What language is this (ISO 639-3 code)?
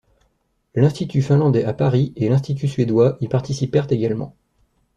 fra